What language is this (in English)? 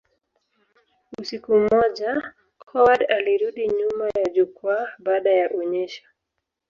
Swahili